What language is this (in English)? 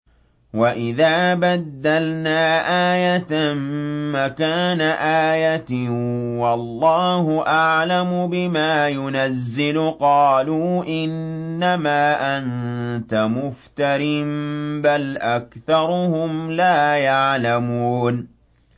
Arabic